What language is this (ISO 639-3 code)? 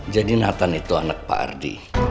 ind